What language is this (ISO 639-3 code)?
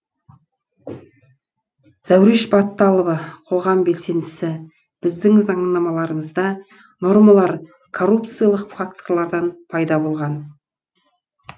kaz